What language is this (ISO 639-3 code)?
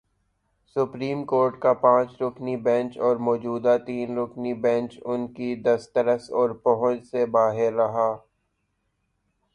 urd